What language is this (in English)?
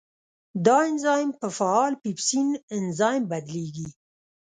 Pashto